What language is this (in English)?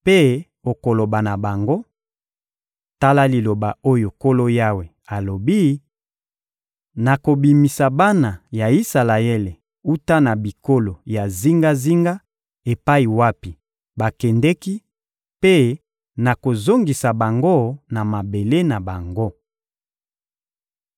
Lingala